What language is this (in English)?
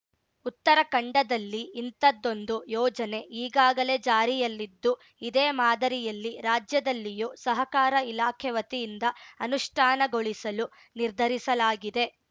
Kannada